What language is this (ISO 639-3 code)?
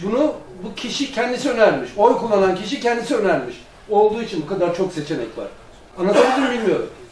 tur